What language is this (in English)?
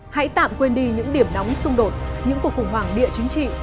Vietnamese